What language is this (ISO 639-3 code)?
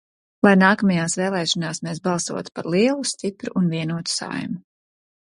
lav